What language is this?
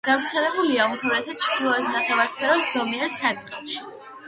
Georgian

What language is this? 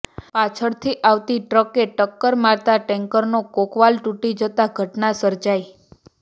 Gujarati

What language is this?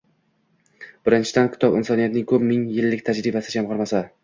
Uzbek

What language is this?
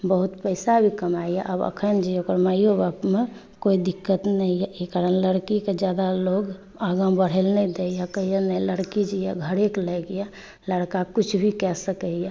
Maithili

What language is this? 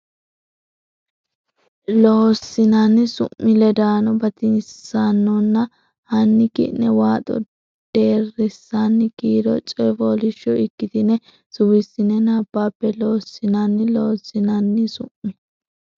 Sidamo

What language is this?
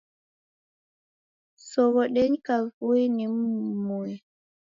Taita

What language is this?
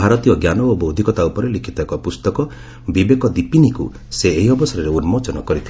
Odia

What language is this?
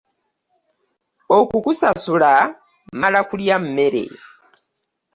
Ganda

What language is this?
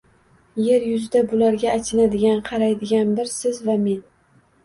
Uzbek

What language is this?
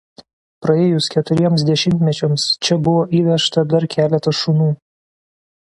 Lithuanian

